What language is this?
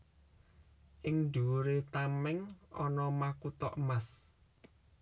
Javanese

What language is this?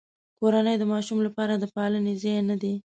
Pashto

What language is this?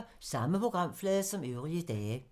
Danish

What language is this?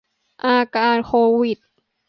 Thai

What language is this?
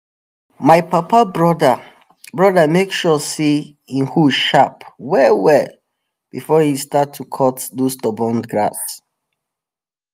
Nigerian Pidgin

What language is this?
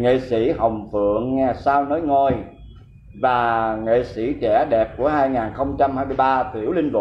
Vietnamese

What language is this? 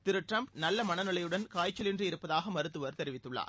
Tamil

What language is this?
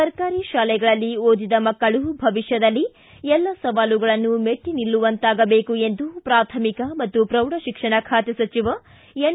Kannada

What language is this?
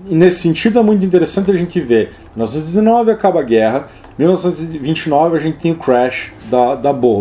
Portuguese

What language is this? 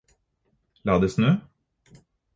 Norwegian Bokmål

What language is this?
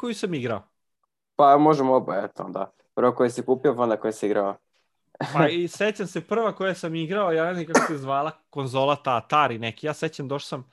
Croatian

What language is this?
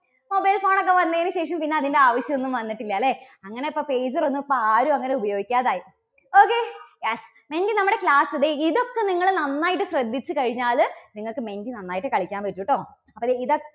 Malayalam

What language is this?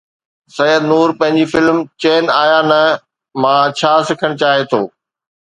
Sindhi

